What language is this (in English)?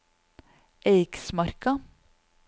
Norwegian